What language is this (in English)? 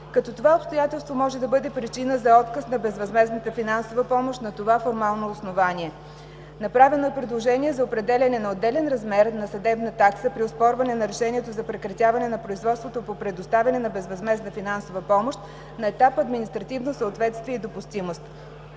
Bulgarian